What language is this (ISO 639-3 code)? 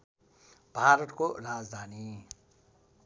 nep